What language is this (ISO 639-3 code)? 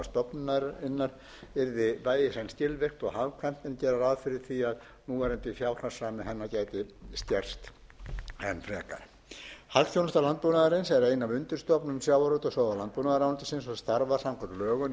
isl